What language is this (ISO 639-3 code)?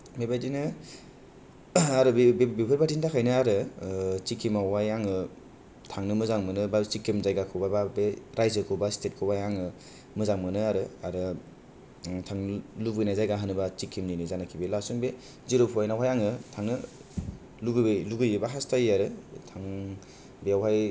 brx